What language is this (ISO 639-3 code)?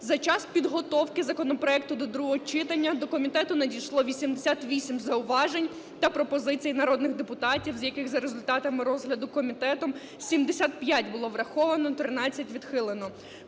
ukr